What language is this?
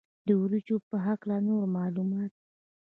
Pashto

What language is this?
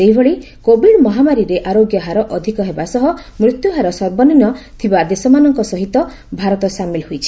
Odia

